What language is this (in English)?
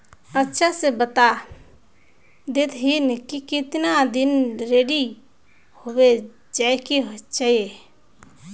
Magahi